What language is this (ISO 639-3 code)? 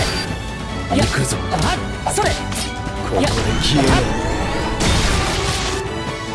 jpn